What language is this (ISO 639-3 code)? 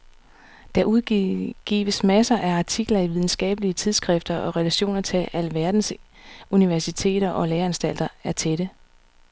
dan